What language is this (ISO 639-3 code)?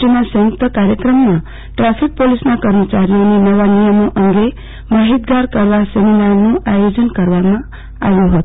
guj